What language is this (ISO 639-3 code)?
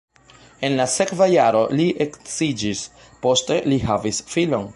epo